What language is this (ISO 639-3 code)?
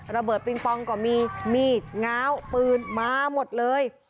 tha